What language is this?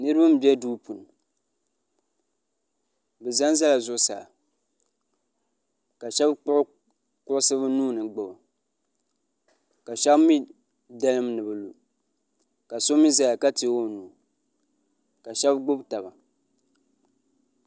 Dagbani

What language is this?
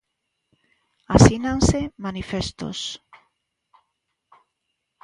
Galician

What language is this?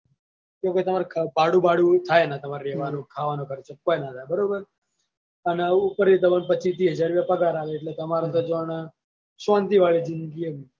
Gujarati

